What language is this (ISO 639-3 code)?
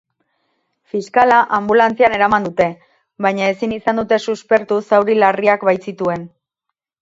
eus